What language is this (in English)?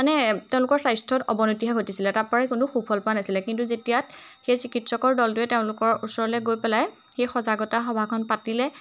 Assamese